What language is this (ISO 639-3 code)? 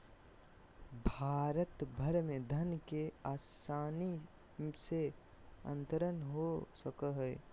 mag